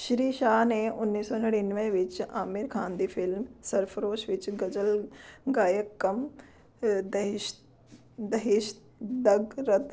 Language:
Punjabi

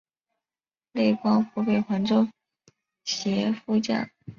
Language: Chinese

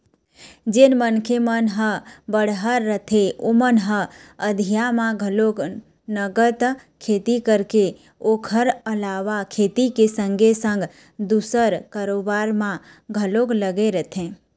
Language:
Chhattisgarhi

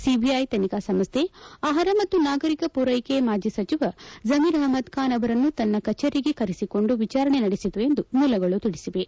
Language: Kannada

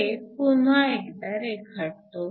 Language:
Marathi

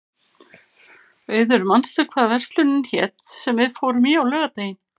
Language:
Icelandic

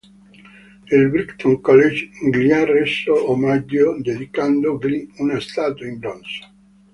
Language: Italian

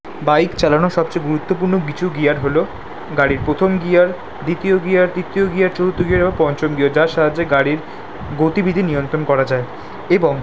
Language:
Bangla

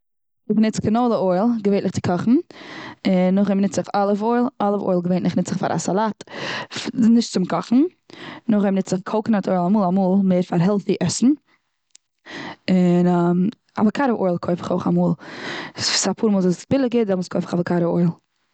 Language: Yiddish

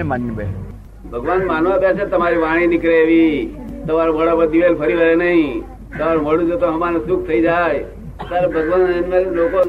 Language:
Gujarati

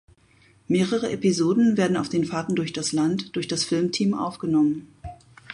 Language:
German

